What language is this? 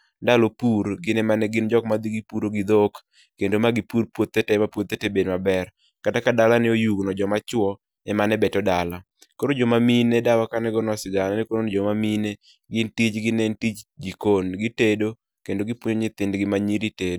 Luo (Kenya and Tanzania)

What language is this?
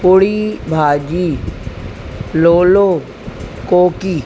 Sindhi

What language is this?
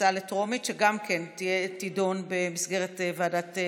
Hebrew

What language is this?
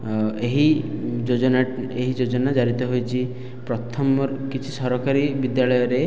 Odia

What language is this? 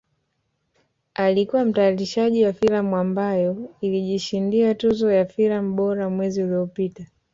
Swahili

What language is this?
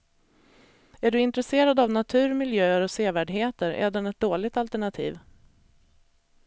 Swedish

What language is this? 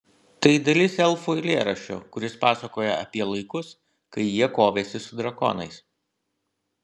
Lithuanian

